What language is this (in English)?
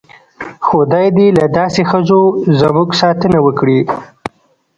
Pashto